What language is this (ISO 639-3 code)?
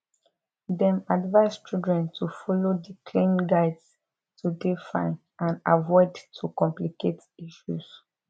pcm